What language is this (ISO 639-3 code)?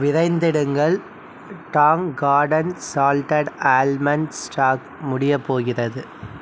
tam